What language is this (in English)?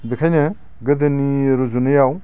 Bodo